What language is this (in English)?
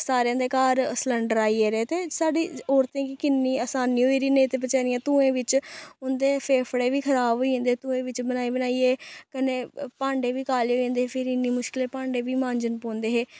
Dogri